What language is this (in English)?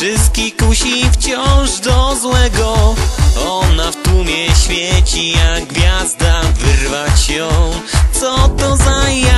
Polish